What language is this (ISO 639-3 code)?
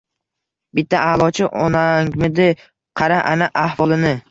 uzb